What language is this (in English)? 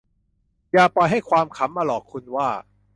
Thai